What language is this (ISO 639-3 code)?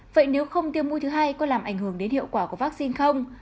vie